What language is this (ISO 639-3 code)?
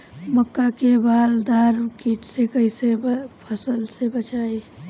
bho